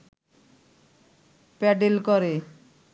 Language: Bangla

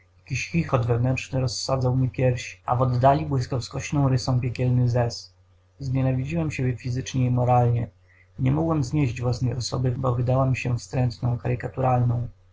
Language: Polish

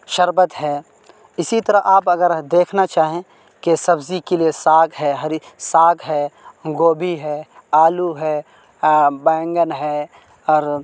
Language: Urdu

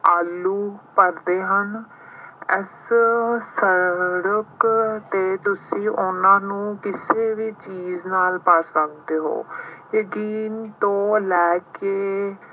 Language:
Punjabi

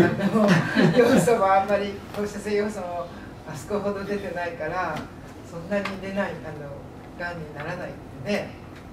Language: Japanese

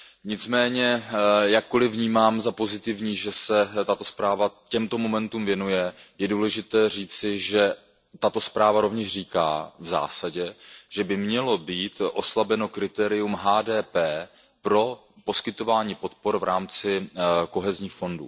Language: Czech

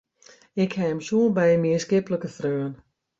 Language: Western Frisian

